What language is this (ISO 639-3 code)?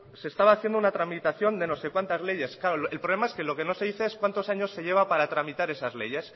spa